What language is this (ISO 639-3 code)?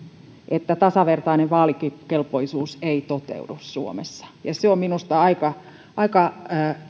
fin